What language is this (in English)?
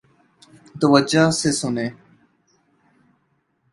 Urdu